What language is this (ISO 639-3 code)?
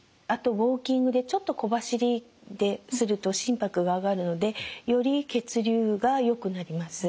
jpn